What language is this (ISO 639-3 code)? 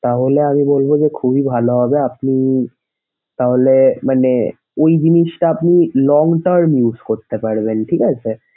ben